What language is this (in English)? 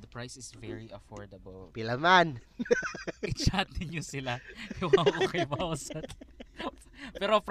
Filipino